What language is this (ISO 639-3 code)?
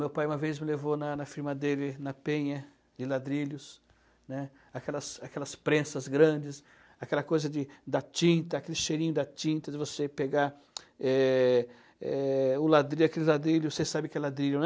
por